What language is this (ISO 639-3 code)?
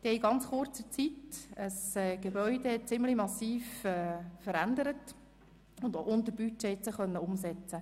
gsw